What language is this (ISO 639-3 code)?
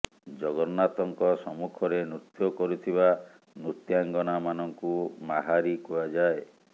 ori